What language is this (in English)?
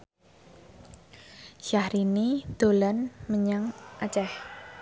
Javanese